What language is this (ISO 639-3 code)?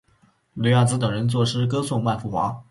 zho